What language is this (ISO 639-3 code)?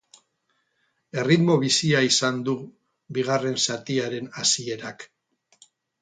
eus